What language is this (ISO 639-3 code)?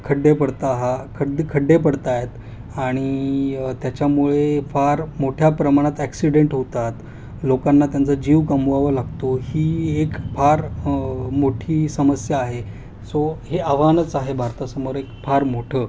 mar